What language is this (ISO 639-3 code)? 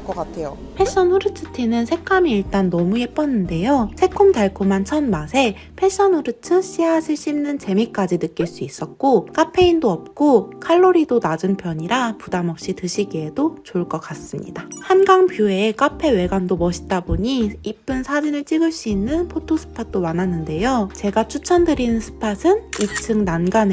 kor